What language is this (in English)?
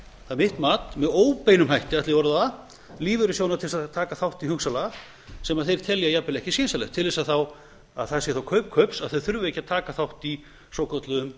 Icelandic